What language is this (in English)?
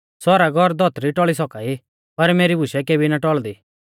Mahasu Pahari